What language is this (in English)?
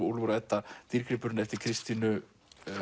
Icelandic